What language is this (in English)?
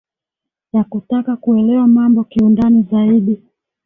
Swahili